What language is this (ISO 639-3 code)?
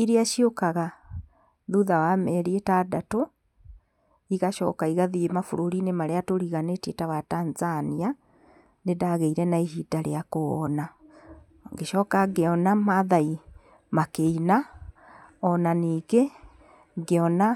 kik